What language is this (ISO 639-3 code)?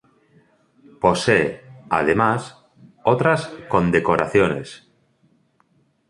spa